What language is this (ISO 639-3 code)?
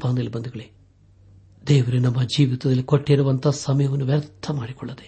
kan